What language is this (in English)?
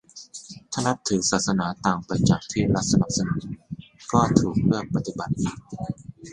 Thai